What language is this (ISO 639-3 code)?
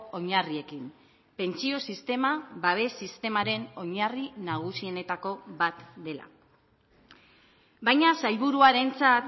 eus